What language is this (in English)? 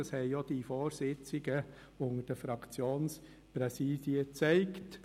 Swiss German